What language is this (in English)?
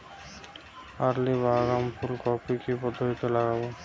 Bangla